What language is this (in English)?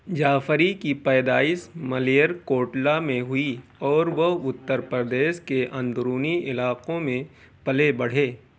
Urdu